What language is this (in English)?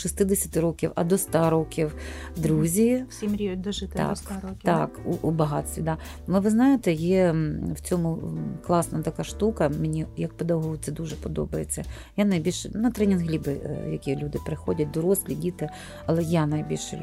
Ukrainian